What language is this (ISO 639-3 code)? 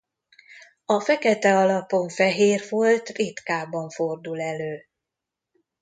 hun